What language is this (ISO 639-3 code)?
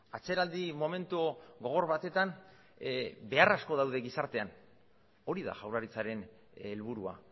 eus